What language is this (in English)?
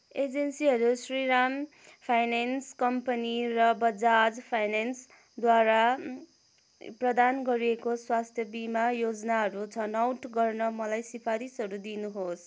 Nepali